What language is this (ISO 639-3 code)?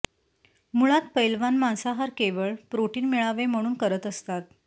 mar